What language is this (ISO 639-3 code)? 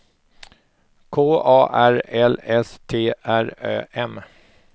swe